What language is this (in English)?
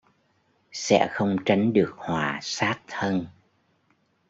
Vietnamese